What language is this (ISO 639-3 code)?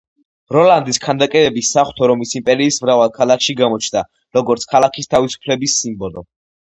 kat